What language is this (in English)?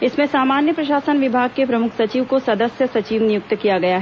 Hindi